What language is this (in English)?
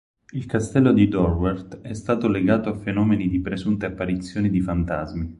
Italian